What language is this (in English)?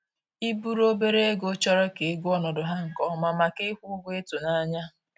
Igbo